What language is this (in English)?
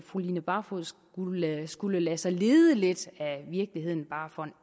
Danish